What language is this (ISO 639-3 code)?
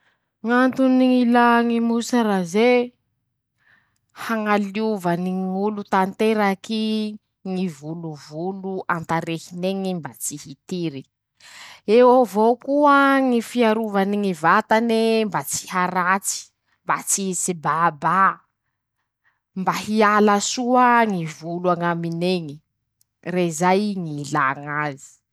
msh